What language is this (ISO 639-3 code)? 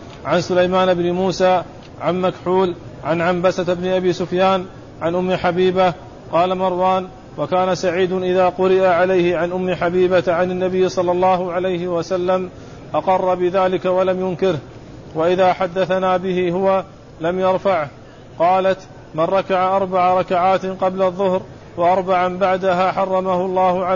ara